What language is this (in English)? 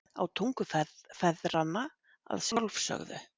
Icelandic